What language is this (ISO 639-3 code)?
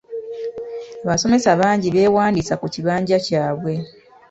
lug